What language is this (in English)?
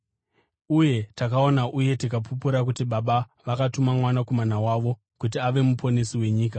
Shona